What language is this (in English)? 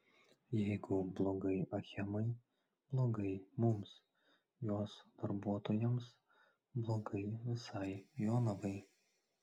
Lithuanian